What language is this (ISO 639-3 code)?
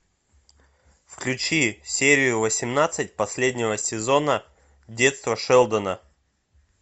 rus